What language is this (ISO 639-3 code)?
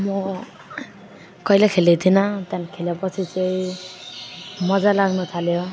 nep